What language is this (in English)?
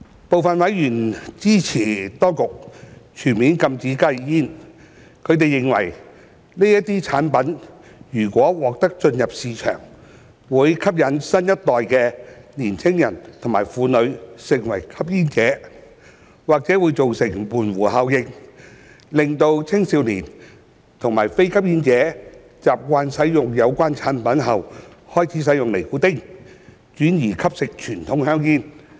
Cantonese